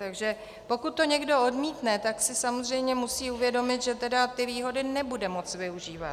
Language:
Czech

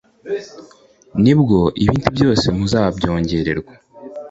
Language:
Kinyarwanda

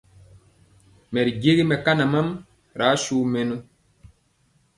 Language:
Mpiemo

